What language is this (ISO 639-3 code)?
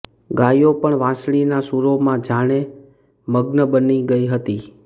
guj